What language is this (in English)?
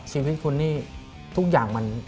Thai